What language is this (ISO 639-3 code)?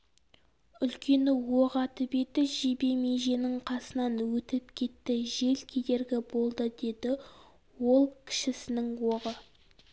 kaz